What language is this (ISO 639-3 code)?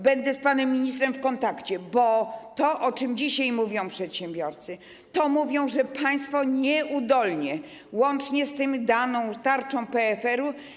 pol